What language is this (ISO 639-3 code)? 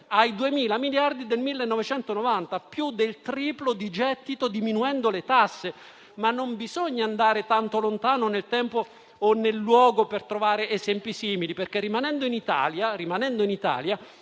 ita